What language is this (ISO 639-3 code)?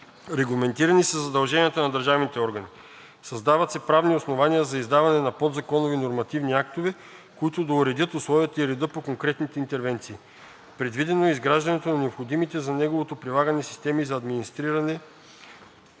bul